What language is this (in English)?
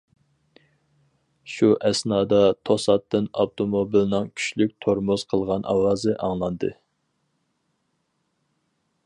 Uyghur